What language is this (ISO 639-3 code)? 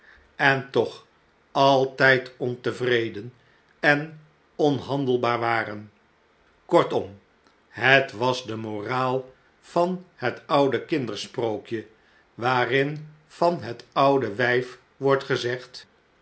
nld